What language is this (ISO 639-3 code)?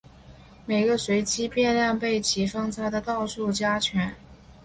zho